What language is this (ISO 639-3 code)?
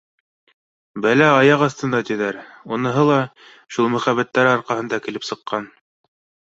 bak